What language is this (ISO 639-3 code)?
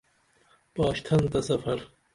dml